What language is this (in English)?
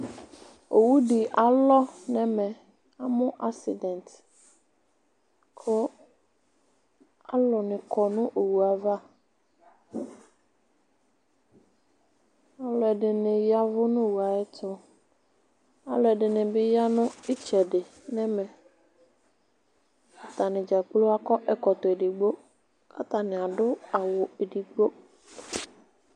Ikposo